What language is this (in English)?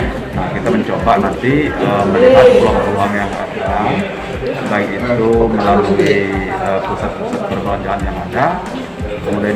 Indonesian